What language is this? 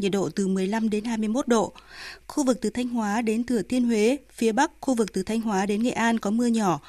Vietnamese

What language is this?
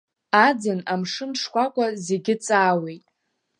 Abkhazian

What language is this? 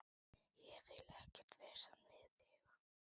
Icelandic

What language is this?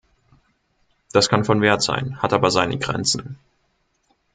German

